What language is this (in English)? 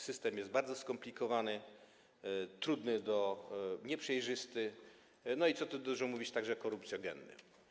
Polish